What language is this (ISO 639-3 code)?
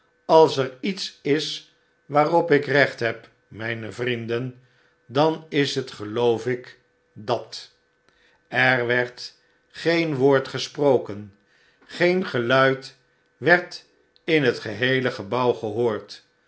nld